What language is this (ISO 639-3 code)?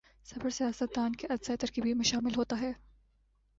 urd